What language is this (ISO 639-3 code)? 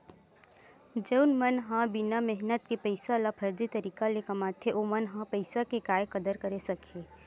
hne